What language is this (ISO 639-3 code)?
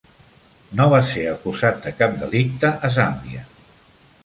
cat